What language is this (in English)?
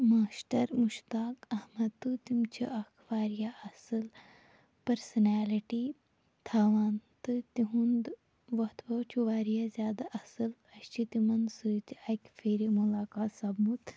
Kashmiri